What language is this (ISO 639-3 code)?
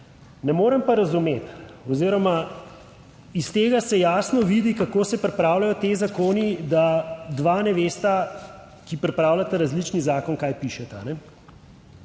slv